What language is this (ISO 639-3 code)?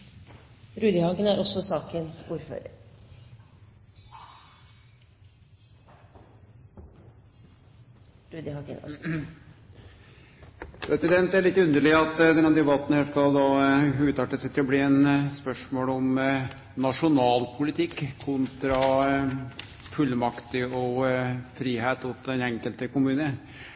nno